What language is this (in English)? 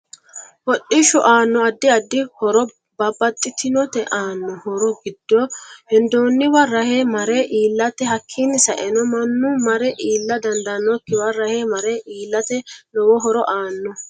Sidamo